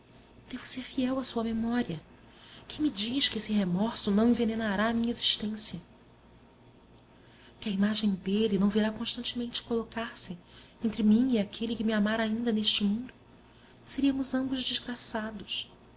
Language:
Portuguese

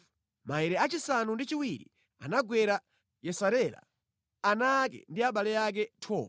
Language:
Nyanja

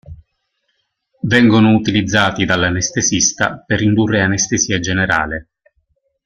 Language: Italian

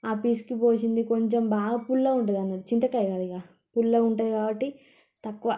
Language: Telugu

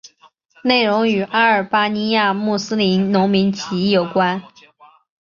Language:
Chinese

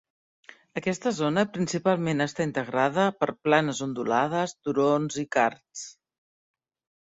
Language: Catalan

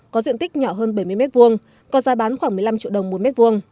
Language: Vietnamese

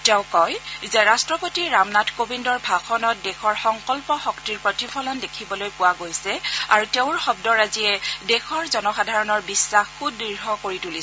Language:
Assamese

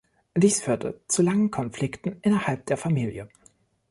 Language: German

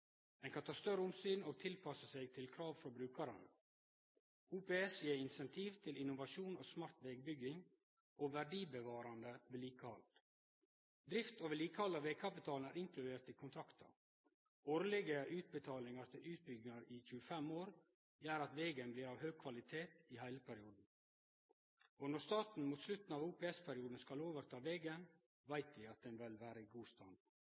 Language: Norwegian Nynorsk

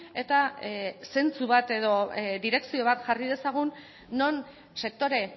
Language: Basque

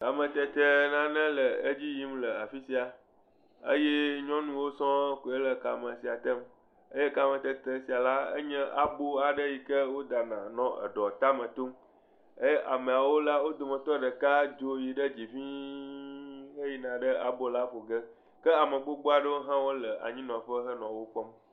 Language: Ewe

